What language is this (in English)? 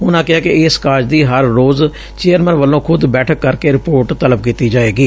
Punjabi